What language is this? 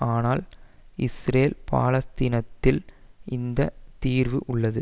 Tamil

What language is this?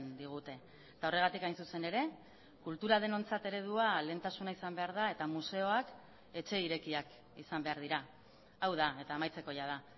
Basque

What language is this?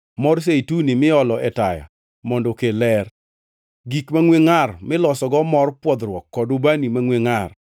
Luo (Kenya and Tanzania)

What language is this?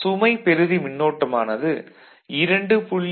Tamil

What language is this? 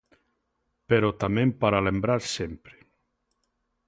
Galician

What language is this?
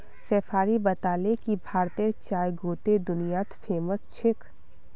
Magahi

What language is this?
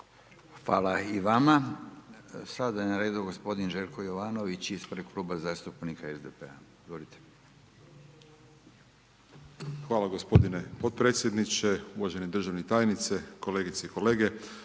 Croatian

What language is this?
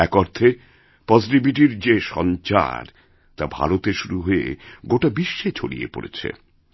Bangla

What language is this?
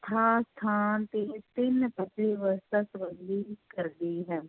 Punjabi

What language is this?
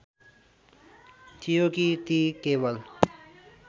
Nepali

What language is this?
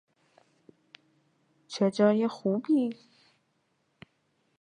Persian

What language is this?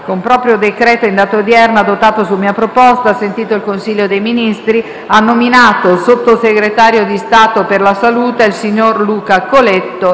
Italian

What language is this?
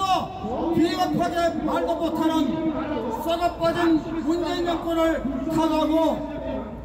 Korean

